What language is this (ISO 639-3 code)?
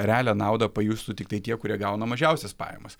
lit